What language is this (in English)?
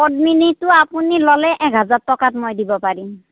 Assamese